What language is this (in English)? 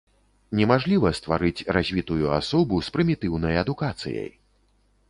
Belarusian